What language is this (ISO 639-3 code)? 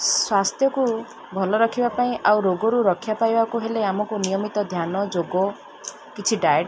ori